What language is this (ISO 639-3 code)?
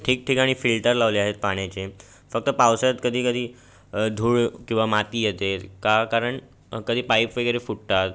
mar